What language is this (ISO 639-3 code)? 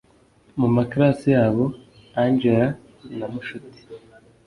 kin